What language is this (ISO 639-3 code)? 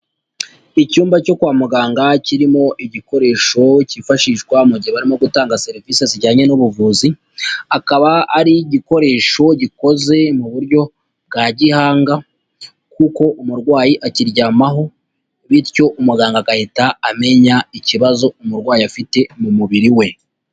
kin